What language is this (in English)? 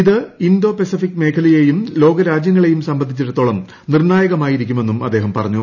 Malayalam